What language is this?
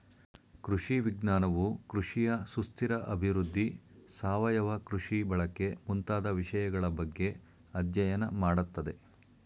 Kannada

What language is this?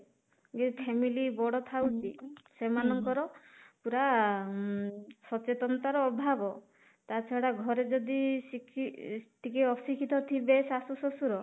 Odia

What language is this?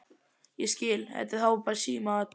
Icelandic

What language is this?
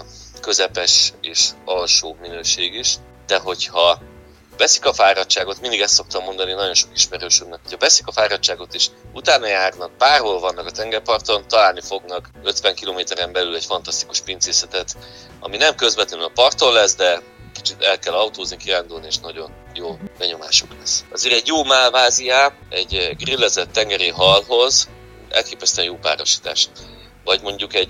Hungarian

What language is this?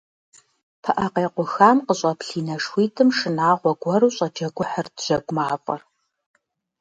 Kabardian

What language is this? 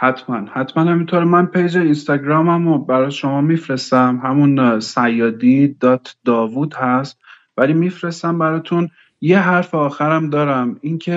Persian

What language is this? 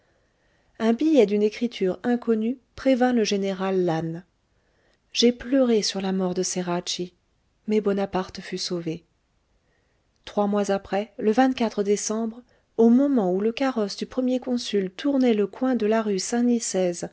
French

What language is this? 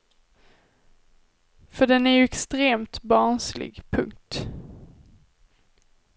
Swedish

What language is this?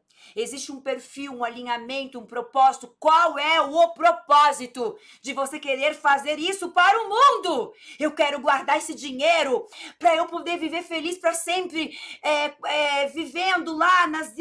Portuguese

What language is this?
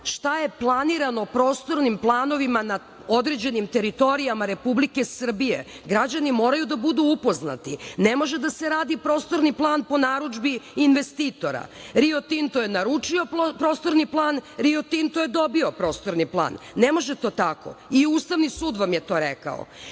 Serbian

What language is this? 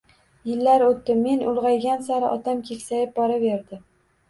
Uzbek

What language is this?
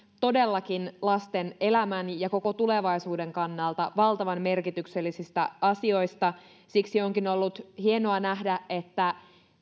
Finnish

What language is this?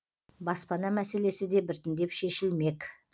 Kazakh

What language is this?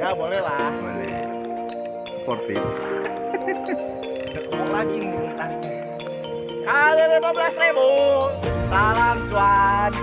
Indonesian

